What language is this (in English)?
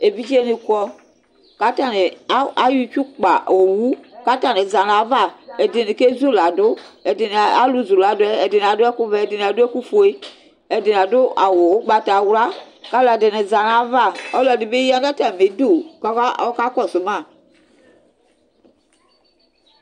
Ikposo